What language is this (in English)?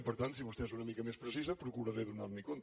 Catalan